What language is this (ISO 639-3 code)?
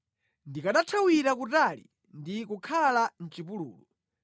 nya